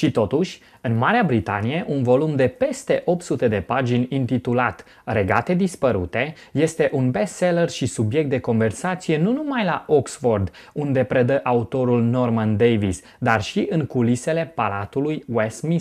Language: Romanian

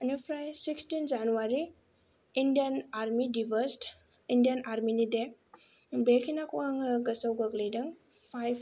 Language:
Bodo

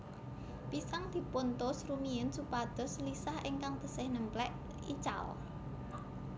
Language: Javanese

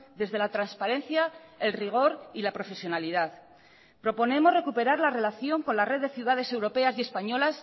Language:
Spanish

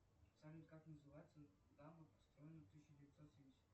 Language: Russian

